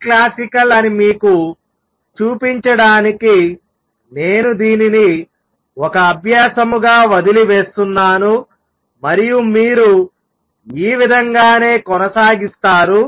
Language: Telugu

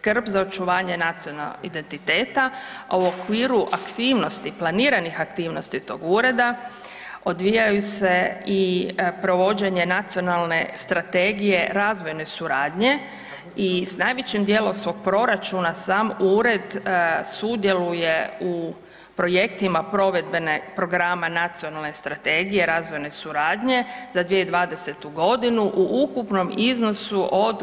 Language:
Croatian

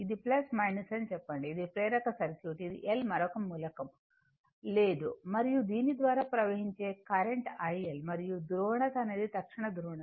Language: Telugu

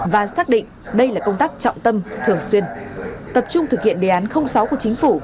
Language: Vietnamese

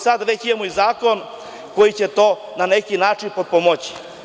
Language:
Serbian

